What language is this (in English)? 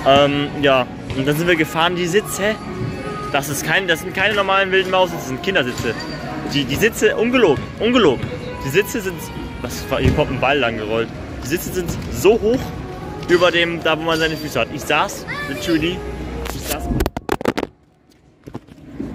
German